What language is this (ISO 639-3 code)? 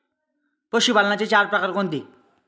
mar